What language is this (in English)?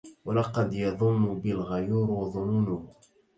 Arabic